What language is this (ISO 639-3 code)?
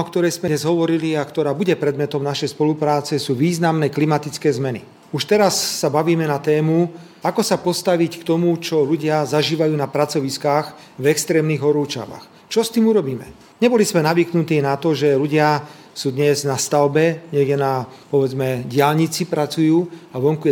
slk